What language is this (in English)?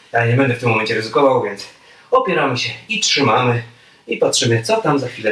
Polish